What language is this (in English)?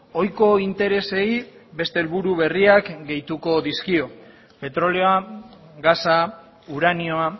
Basque